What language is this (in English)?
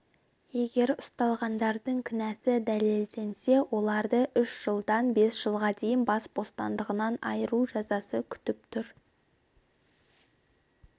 Kazakh